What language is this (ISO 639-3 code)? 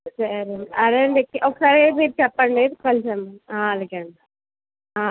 tel